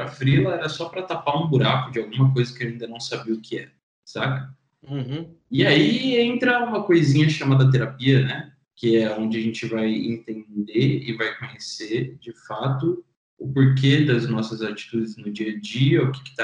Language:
Portuguese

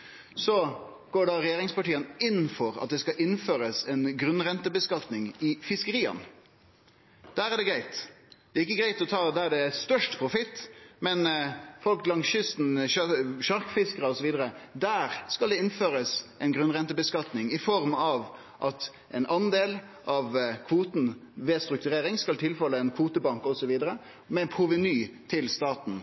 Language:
Norwegian Nynorsk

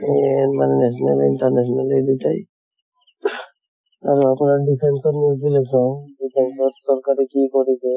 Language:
Assamese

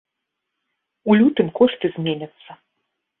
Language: Belarusian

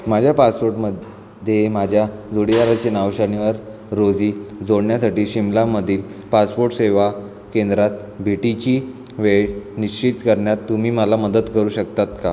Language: Marathi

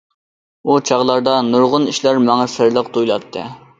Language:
Uyghur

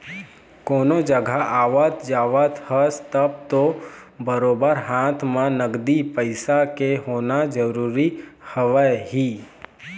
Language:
Chhattisgarhi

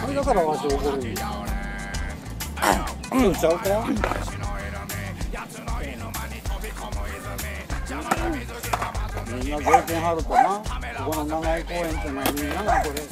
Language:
Japanese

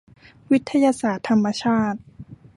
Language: Thai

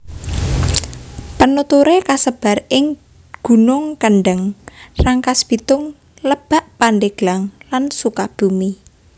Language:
Javanese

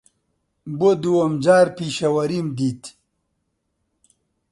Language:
Central Kurdish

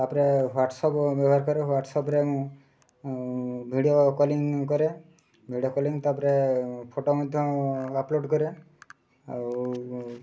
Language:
Odia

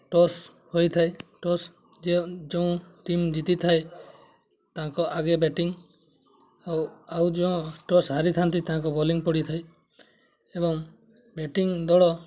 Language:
Odia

